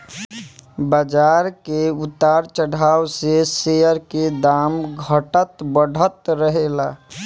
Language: Bhojpuri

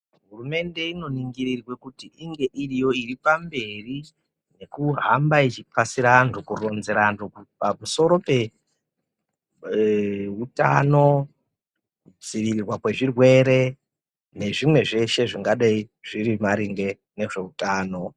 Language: Ndau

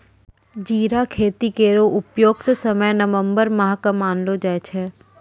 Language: Maithili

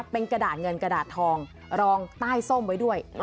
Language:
Thai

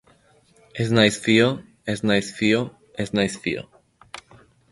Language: Basque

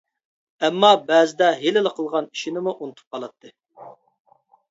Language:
Uyghur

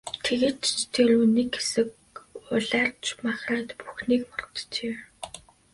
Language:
Mongolian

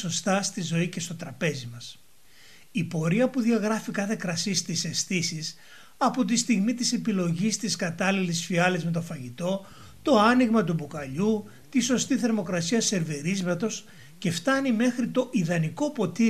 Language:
Greek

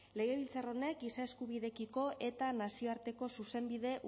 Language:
Basque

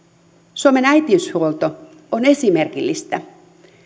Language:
Finnish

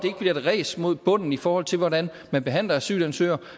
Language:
Danish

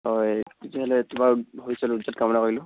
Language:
Assamese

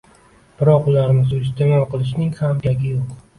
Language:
Uzbek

